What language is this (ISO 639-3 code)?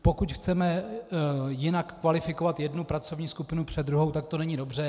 ces